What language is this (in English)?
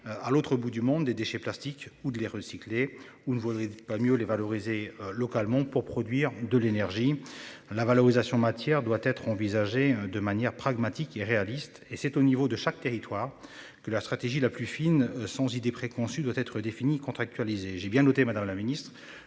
French